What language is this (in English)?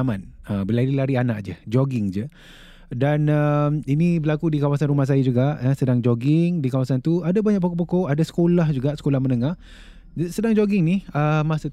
Malay